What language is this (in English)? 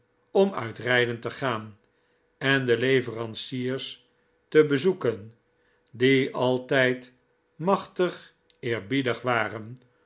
Dutch